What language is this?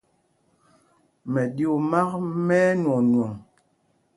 Mpumpong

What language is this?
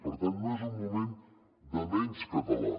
Catalan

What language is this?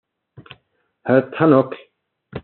German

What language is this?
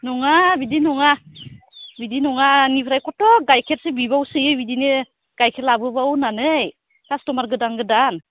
Bodo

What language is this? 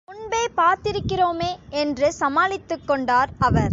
Tamil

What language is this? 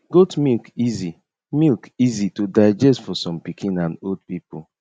Nigerian Pidgin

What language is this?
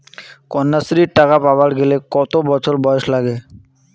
Bangla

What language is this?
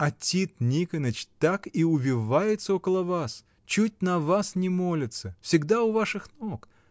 Russian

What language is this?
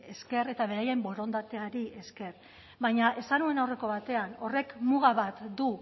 Basque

